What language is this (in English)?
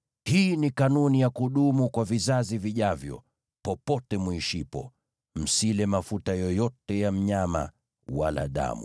Swahili